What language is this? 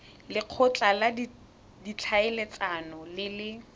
Tswana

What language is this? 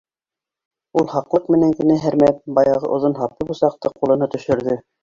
Bashkir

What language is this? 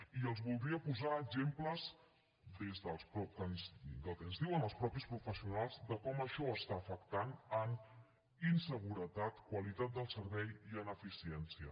Catalan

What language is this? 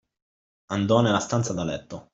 Italian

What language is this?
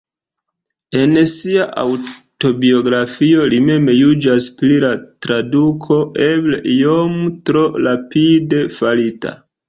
Esperanto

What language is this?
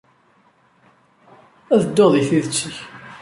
Kabyle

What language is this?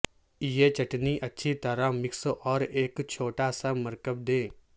Urdu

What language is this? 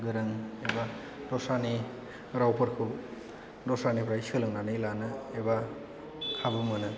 Bodo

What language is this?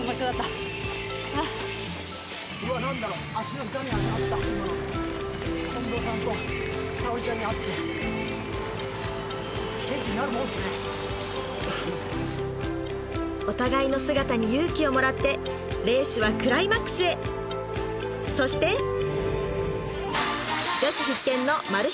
Japanese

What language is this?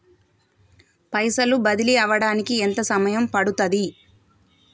Telugu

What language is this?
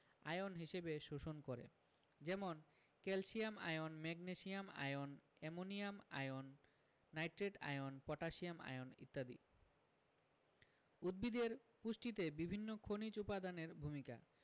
Bangla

